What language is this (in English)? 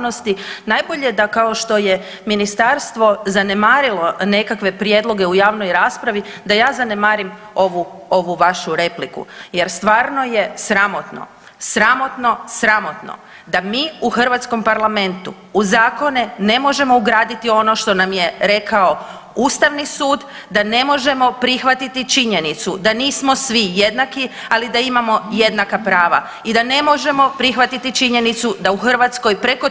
Croatian